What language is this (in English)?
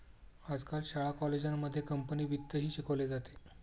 Marathi